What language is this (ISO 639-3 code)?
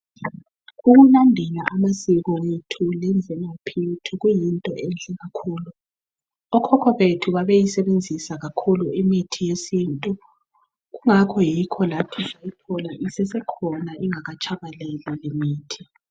nde